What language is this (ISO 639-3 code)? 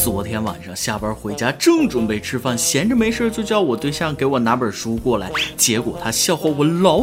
zho